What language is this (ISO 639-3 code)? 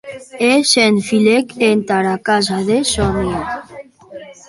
oci